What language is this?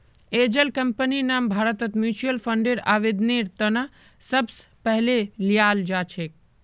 Magahi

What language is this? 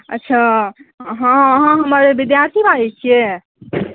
Maithili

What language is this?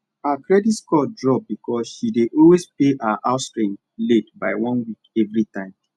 Nigerian Pidgin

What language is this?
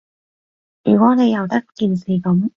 Cantonese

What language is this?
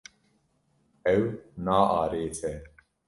Kurdish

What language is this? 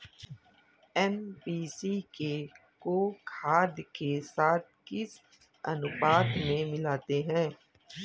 Hindi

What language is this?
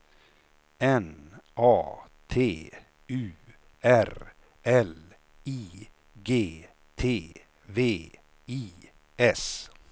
Swedish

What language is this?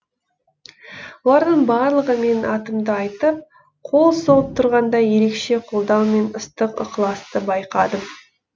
Kazakh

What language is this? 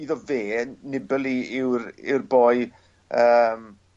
Welsh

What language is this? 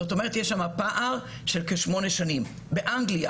Hebrew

